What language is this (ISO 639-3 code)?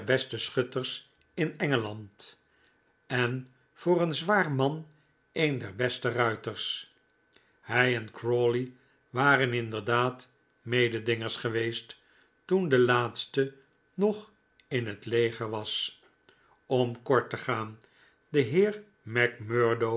nld